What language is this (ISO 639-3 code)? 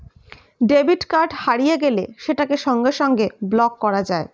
ben